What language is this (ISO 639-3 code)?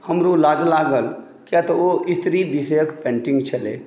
mai